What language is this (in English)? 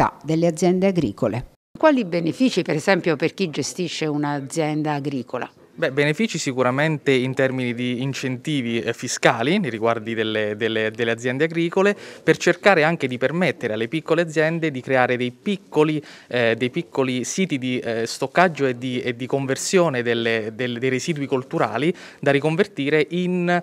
Italian